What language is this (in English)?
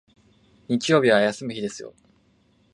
Japanese